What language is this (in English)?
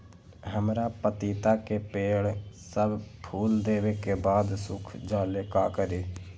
Magahi